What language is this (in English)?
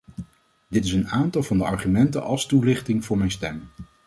Dutch